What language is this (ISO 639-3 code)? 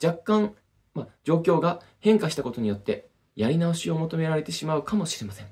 jpn